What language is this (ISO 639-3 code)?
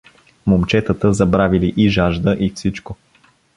bul